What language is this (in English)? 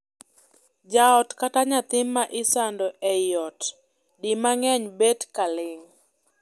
Luo (Kenya and Tanzania)